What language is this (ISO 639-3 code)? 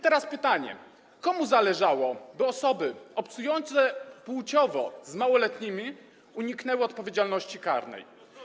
pol